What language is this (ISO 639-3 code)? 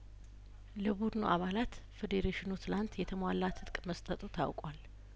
amh